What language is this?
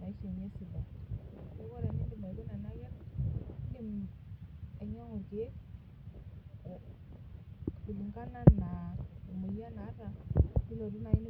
Masai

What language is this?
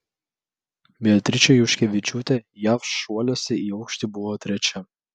Lithuanian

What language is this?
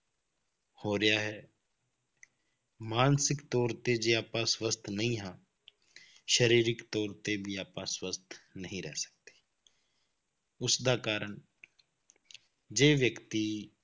Punjabi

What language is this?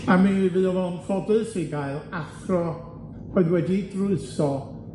Welsh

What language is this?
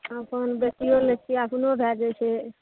Maithili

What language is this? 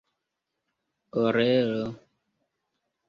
Esperanto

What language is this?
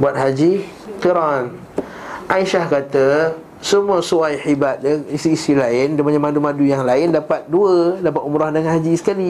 Malay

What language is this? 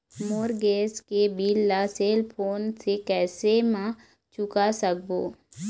Chhattisgarhi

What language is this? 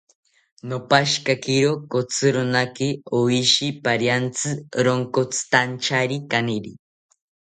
South Ucayali Ashéninka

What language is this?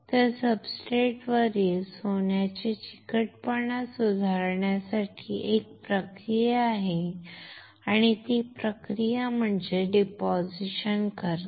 Marathi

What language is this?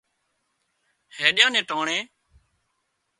Wadiyara Koli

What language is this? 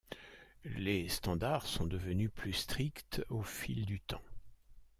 French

